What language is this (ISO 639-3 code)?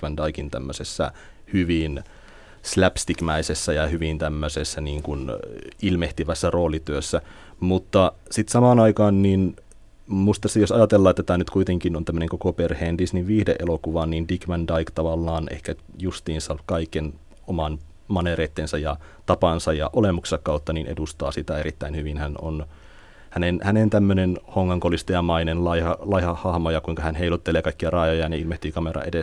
fin